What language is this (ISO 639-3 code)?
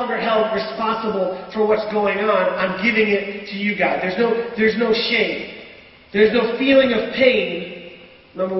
eng